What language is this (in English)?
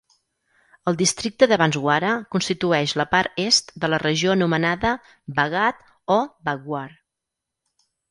Catalan